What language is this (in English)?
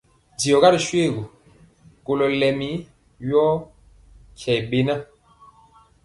Mpiemo